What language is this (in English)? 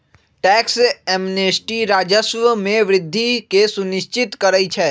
Magahi